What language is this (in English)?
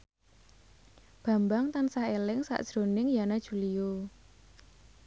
Javanese